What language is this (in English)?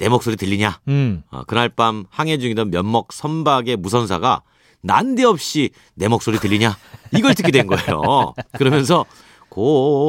Korean